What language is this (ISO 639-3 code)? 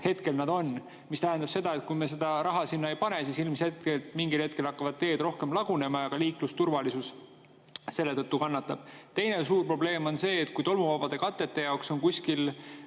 est